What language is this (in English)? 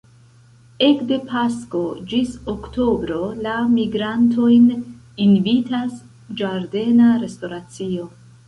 Esperanto